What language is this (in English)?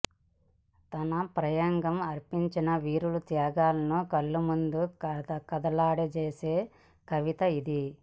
Telugu